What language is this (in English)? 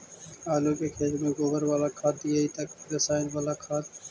Magahi